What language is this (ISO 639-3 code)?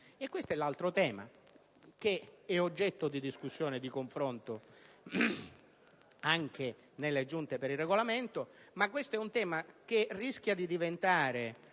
ita